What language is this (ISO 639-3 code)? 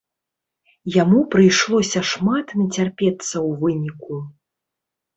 bel